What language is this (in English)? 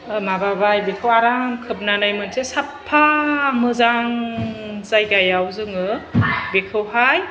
Bodo